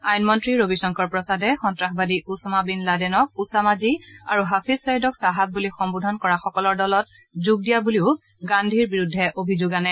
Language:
Assamese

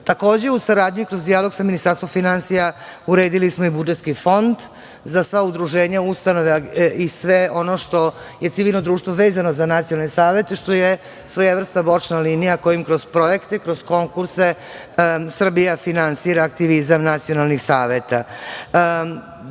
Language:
Serbian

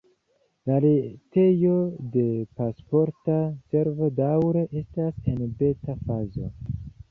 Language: Esperanto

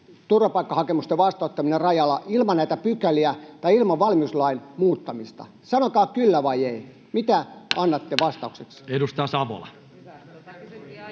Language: Finnish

